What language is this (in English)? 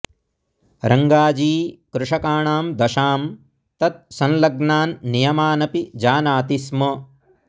Sanskrit